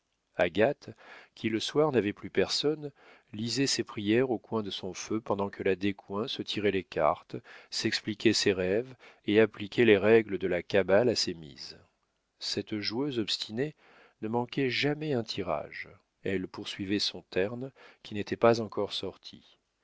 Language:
French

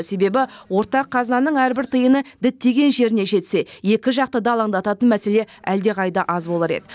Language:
Kazakh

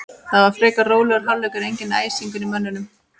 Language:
Icelandic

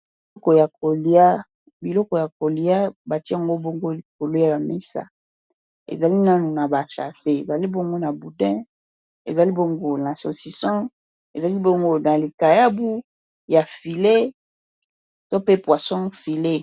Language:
Lingala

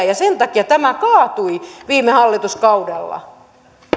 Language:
Finnish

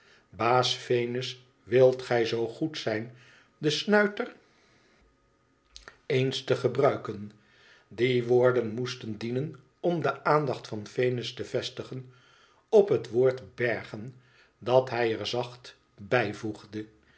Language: Dutch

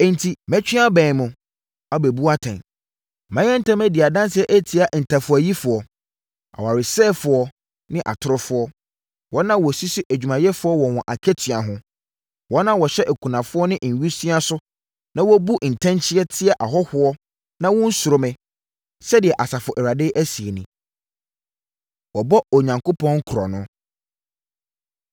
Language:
Akan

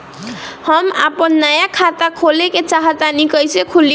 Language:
Bhojpuri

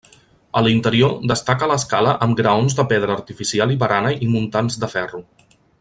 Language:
Catalan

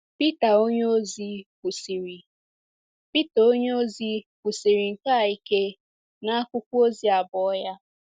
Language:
Igbo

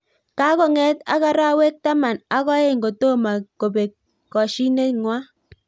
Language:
Kalenjin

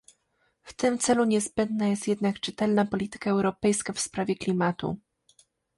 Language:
Polish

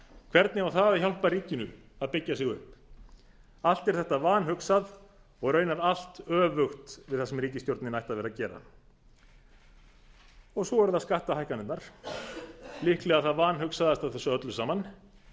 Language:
Icelandic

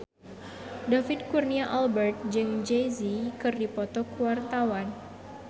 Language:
Sundanese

